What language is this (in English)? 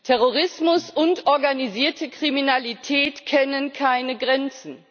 German